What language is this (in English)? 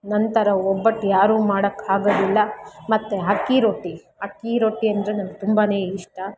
Kannada